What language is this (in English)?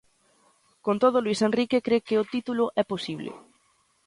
Galician